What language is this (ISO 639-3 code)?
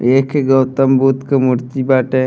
bho